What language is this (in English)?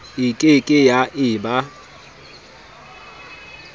Southern Sotho